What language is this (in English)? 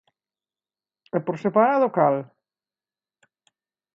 Galician